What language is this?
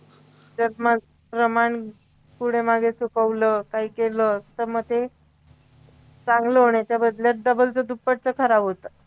Marathi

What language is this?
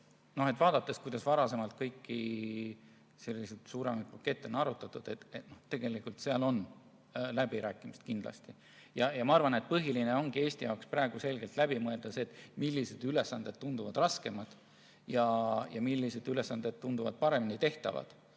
Estonian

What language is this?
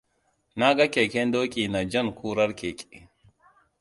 Hausa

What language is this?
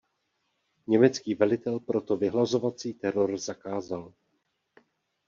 Czech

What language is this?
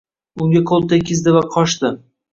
Uzbek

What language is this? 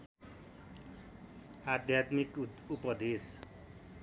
Nepali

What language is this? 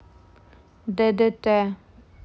Russian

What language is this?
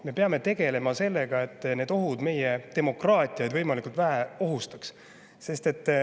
Estonian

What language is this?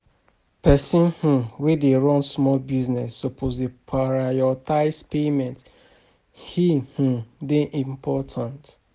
Nigerian Pidgin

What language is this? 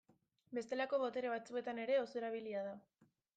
Basque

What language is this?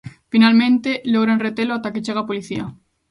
Galician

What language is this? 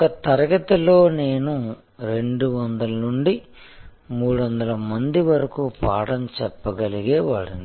Telugu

